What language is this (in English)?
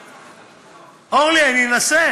Hebrew